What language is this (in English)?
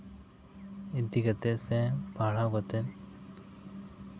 Santali